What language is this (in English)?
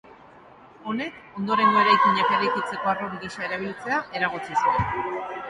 Basque